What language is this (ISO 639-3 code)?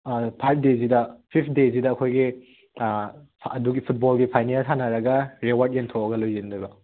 mni